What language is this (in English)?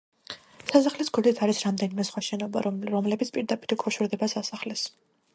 Georgian